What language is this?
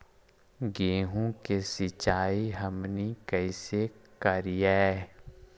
Magahi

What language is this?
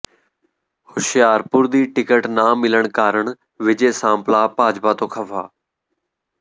Punjabi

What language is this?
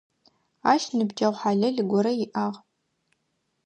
Adyghe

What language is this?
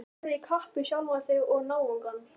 Icelandic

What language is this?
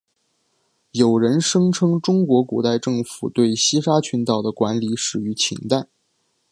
Chinese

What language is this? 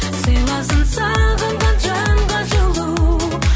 Kazakh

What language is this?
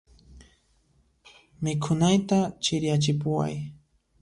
Puno Quechua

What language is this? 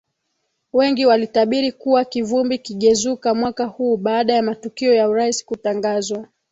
Swahili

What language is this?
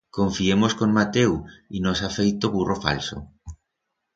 Aragonese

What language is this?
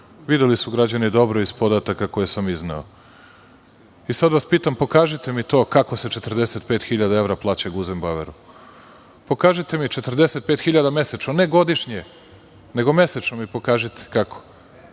Serbian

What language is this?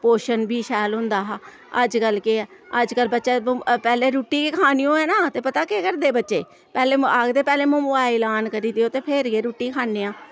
Dogri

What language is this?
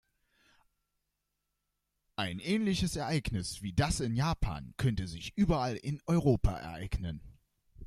German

